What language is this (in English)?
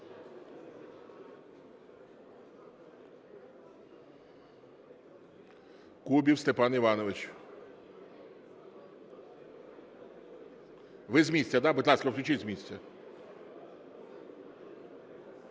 Ukrainian